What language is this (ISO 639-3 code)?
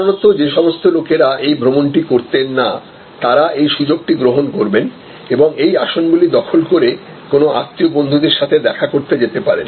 ben